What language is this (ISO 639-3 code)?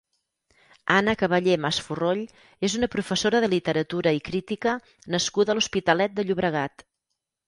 cat